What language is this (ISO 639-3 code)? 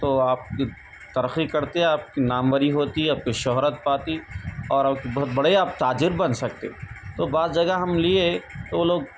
urd